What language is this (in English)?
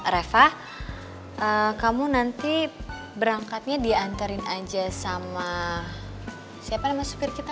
Indonesian